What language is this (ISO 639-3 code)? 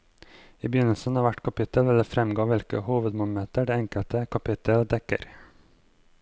nor